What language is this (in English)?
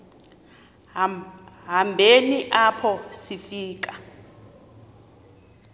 Xhosa